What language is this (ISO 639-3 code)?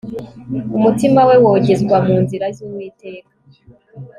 kin